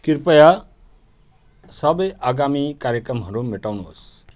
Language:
Nepali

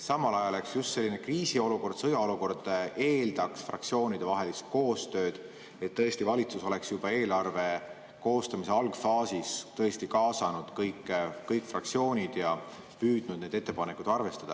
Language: Estonian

